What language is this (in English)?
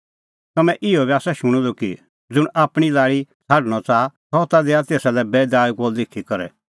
Kullu Pahari